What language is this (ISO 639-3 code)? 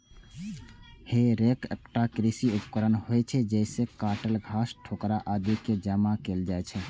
mai